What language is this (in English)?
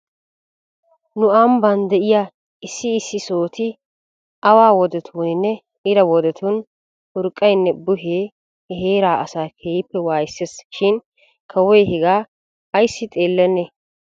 Wolaytta